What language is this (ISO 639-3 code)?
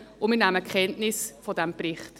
gsw